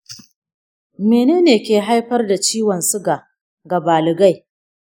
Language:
Hausa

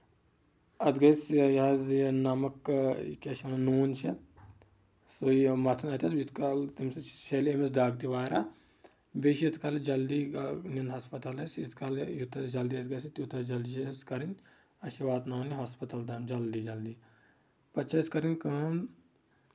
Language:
Kashmiri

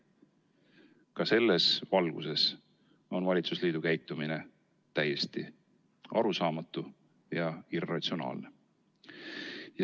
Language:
Estonian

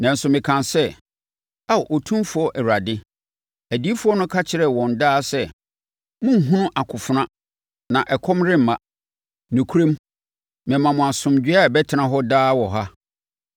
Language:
Akan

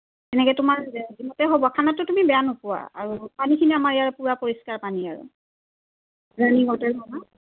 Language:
Assamese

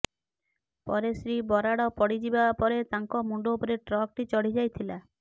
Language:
Odia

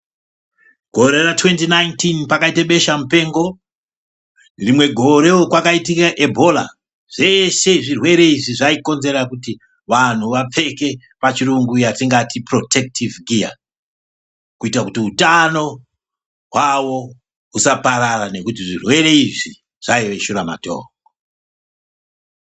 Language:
Ndau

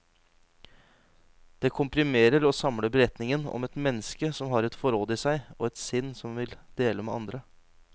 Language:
Norwegian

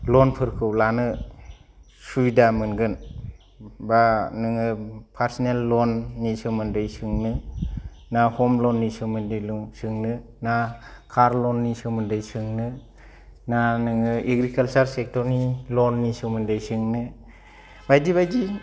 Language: Bodo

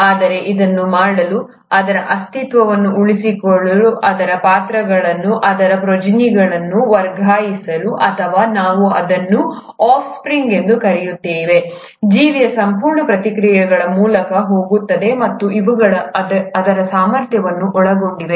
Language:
Kannada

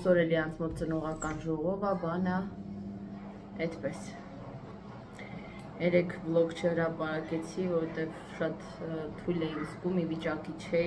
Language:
Romanian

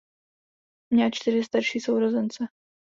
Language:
Czech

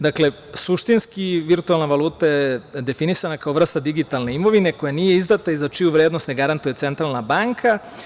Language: Serbian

